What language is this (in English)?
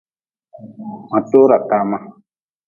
Nawdm